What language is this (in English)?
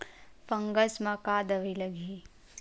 Chhattisgarhi